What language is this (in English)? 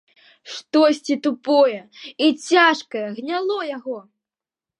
Belarusian